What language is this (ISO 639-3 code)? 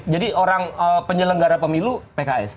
ind